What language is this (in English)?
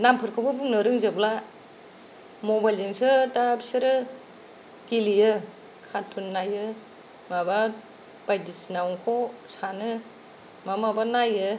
Bodo